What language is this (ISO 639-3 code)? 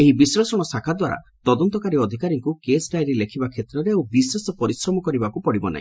ori